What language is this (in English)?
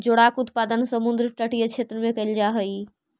Magahi